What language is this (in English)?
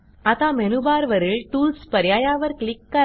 Marathi